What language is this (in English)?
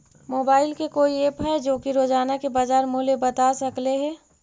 Magahi